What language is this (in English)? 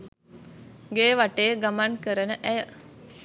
Sinhala